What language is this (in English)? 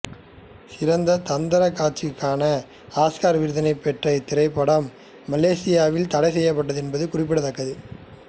Tamil